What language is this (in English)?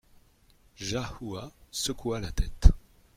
French